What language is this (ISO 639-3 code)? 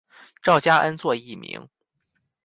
zho